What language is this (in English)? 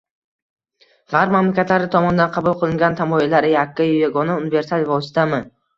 Uzbek